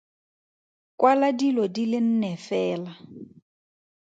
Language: Tswana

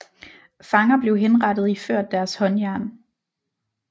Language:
Danish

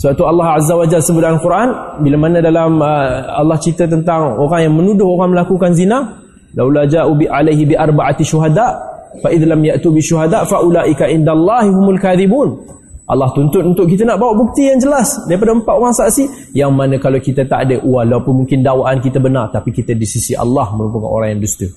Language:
Malay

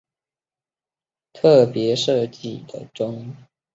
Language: Chinese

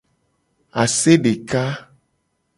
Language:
Gen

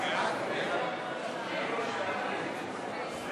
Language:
Hebrew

